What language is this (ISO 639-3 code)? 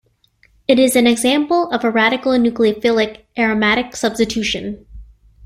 eng